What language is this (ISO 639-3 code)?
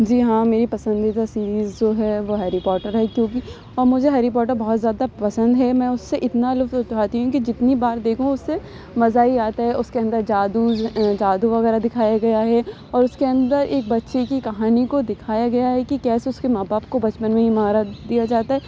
urd